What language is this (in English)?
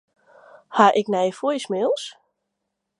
Western Frisian